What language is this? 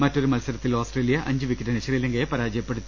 Malayalam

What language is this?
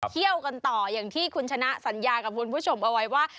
Thai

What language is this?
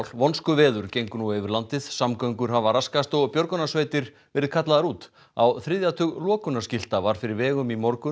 Icelandic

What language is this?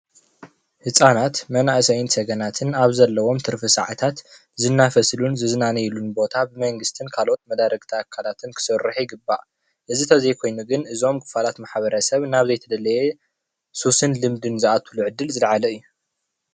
Tigrinya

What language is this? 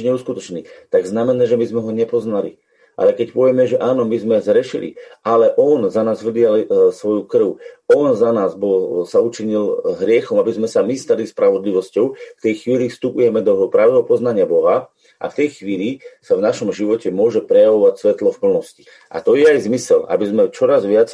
Slovak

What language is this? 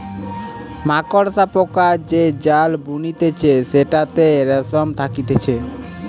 Bangla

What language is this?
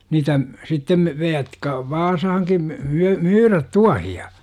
Finnish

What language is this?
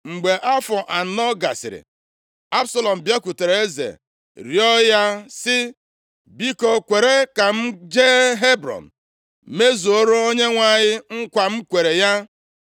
Igbo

